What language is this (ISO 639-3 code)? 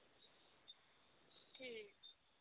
doi